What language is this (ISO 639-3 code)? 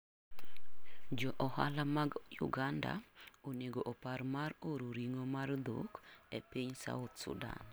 luo